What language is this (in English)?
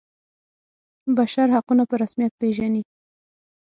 Pashto